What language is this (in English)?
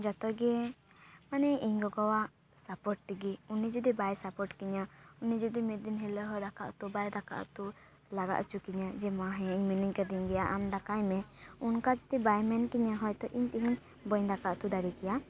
Santali